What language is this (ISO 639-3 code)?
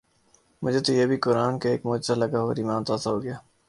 urd